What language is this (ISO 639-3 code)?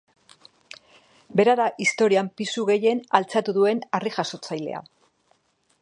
eus